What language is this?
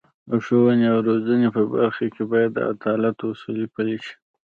Pashto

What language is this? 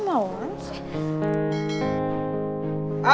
Indonesian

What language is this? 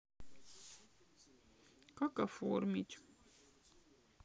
Russian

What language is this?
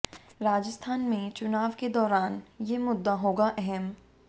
Hindi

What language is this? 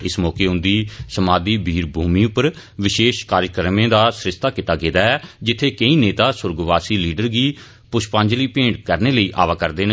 Dogri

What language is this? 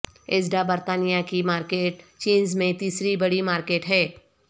Urdu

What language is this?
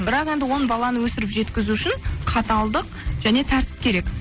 Kazakh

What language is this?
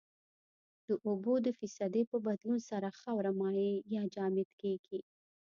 Pashto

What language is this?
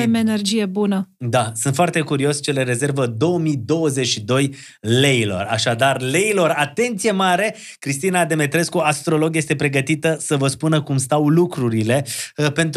Romanian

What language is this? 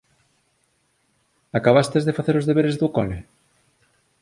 Galician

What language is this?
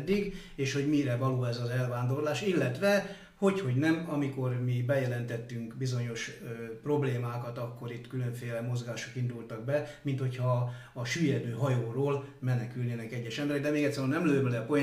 Hungarian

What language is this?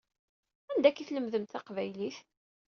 Kabyle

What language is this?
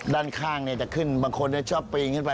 Thai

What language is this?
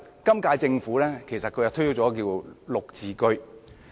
Cantonese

